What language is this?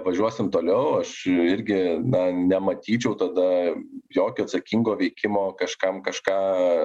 Lithuanian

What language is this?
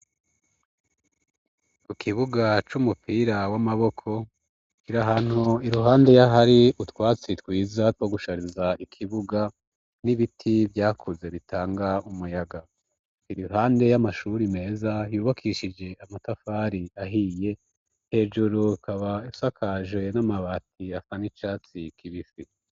Rundi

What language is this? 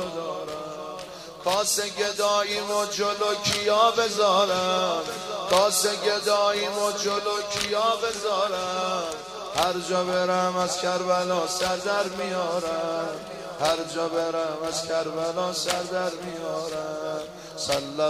Persian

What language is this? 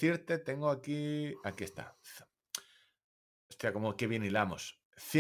Spanish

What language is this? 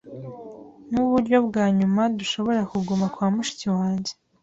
Kinyarwanda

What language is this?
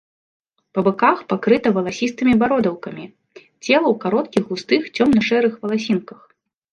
Belarusian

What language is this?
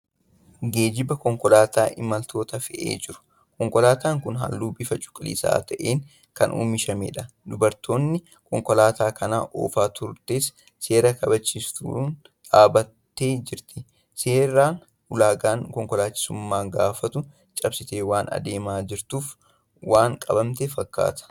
Oromo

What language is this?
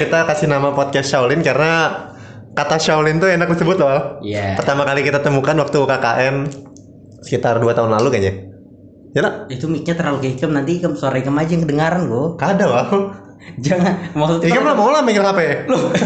Indonesian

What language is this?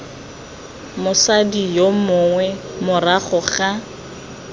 Tswana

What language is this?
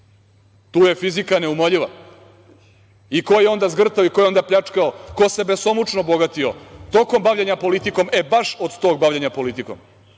Serbian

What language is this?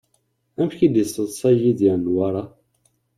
Kabyle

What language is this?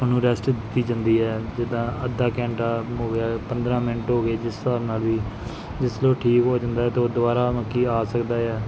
Punjabi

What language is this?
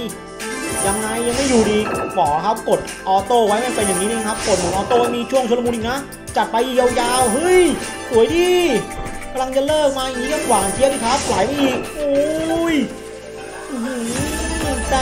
Thai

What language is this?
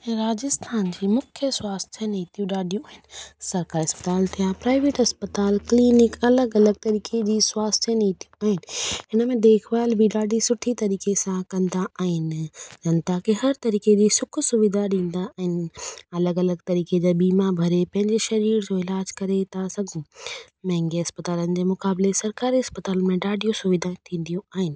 Sindhi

